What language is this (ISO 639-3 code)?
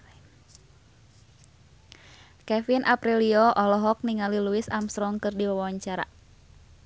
sun